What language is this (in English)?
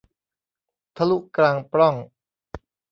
Thai